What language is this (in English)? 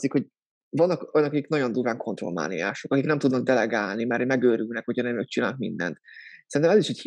Hungarian